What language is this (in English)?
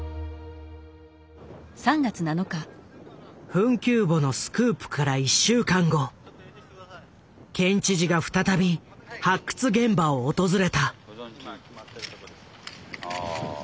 Japanese